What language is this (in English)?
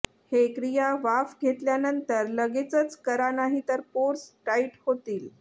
Marathi